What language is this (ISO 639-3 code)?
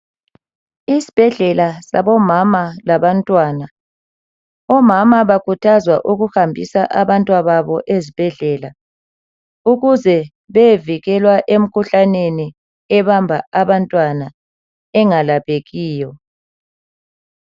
nde